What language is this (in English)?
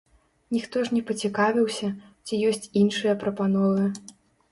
Belarusian